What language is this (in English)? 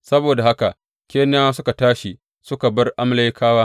Hausa